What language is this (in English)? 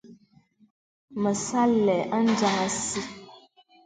Bebele